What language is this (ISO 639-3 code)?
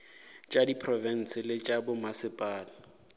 nso